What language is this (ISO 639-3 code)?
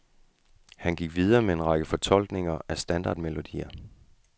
dan